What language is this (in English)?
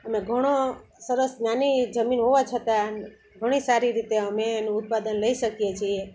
Gujarati